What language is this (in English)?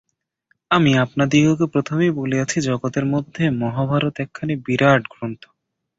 Bangla